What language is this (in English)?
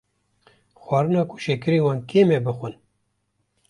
Kurdish